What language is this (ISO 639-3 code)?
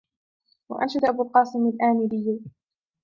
ara